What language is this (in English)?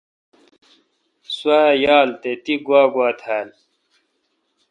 Kalkoti